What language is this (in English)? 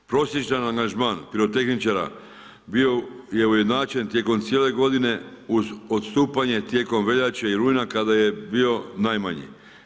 Croatian